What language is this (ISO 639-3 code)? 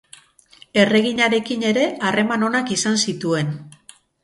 eus